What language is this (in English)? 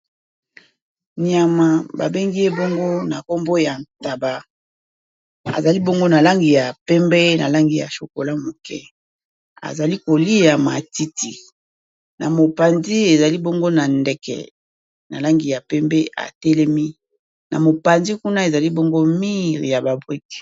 Lingala